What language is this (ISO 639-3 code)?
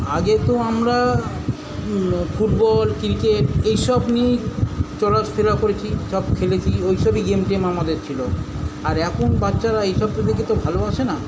ben